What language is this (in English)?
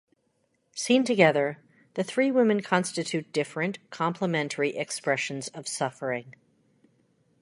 English